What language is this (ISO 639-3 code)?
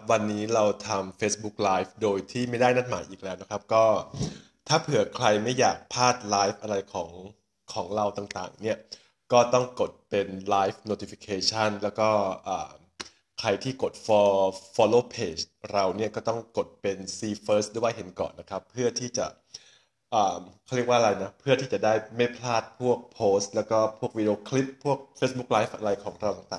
tha